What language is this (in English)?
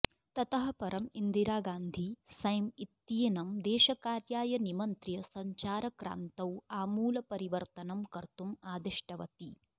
Sanskrit